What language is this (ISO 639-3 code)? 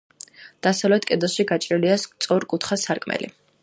kat